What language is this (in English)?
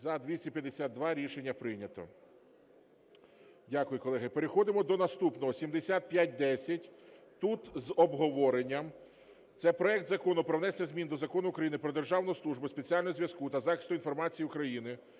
Ukrainian